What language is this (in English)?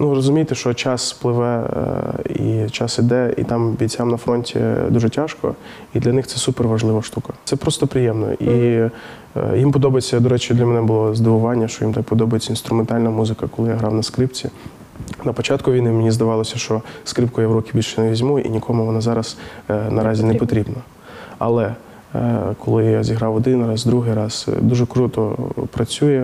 Ukrainian